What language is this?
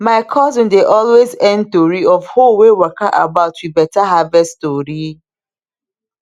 Nigerian Pidgin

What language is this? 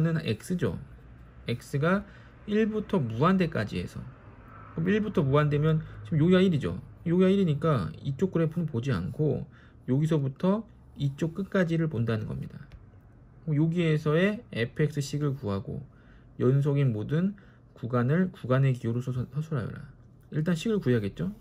Korean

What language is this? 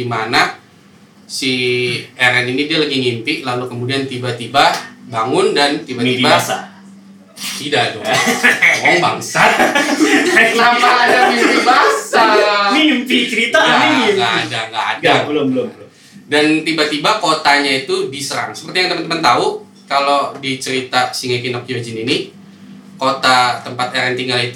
Indonesian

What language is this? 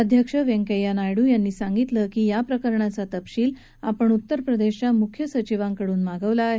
Marathi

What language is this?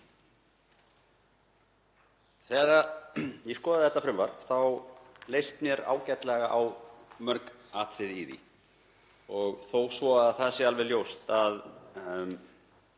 Icelandic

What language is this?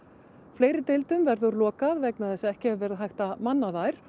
Icelandic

